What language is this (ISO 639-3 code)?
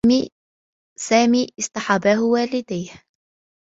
ara